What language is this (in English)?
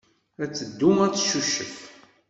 Kabyle